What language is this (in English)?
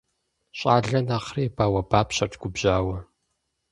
Kabardian